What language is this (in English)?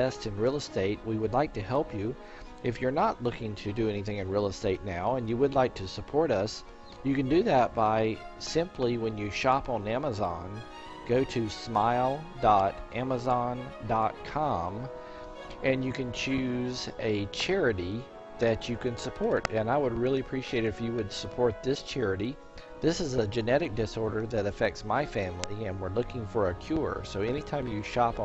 English